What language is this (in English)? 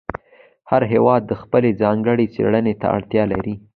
Pashto